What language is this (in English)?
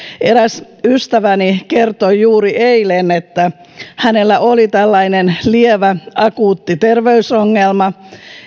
Finnish